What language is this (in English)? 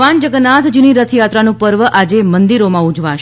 Gujarati